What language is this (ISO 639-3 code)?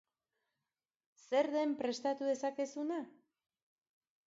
eus